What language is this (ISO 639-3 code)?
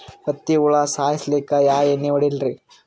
kan